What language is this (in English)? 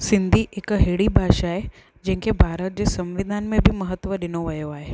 Sindhi